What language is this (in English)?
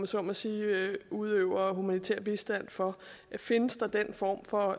Danish